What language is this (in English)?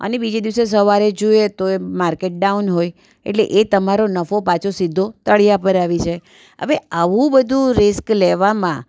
Gujarati